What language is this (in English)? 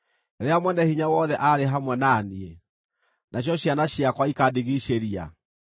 Kikuyu